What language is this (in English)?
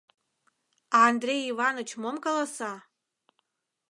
Mari